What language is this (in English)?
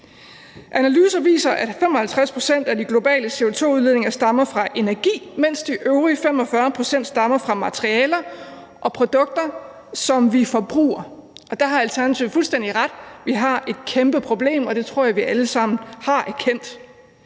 Danish